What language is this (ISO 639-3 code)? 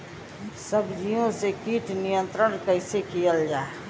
bho